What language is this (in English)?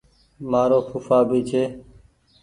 Goaria